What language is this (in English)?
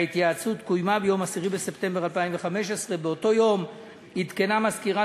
Hebrew